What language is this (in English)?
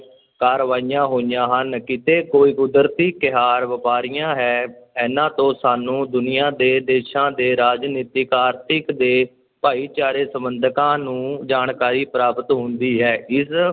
Punjabi